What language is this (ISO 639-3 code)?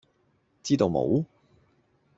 yue